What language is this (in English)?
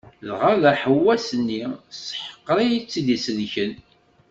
Kabyle